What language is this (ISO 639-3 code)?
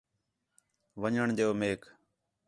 xhe